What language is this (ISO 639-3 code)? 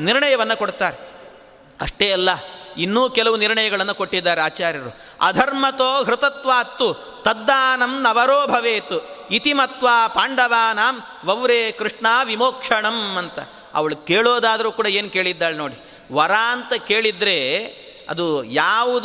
kan